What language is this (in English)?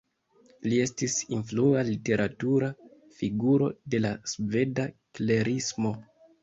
Esperanto